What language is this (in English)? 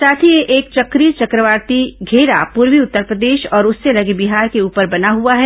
Hindi